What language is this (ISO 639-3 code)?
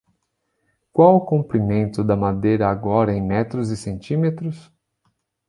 por